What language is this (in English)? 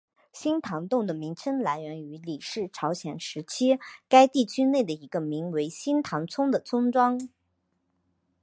Chinese